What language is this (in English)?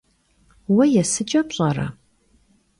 Kabardian